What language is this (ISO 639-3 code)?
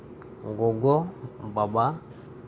sat